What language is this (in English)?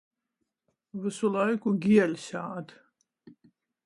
Latgalian